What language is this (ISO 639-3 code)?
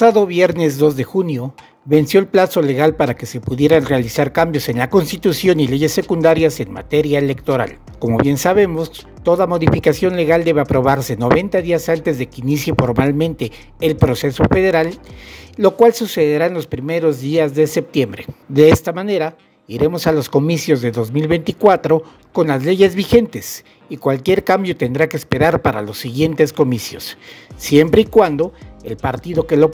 spa